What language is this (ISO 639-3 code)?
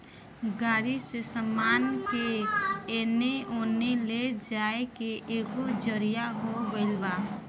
bho